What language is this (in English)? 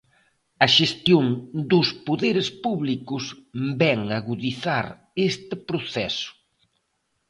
Galician